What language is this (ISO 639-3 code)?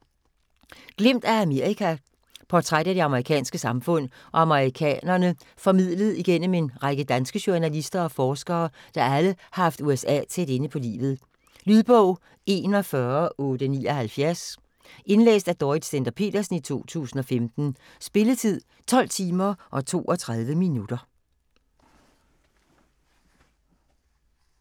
dan